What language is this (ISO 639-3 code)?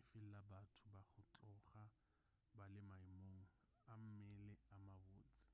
nso